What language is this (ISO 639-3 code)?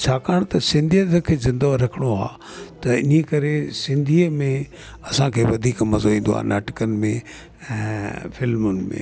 snd